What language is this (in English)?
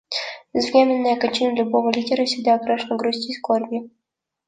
Russian